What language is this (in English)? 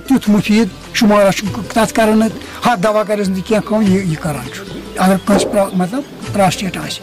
Romanian